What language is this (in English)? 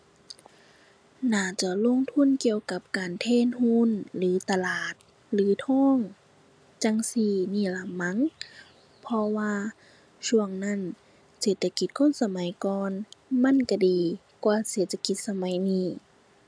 Thai